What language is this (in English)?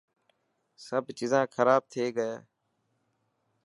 Dhatki